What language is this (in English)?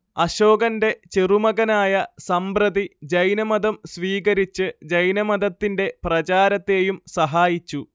Malayalam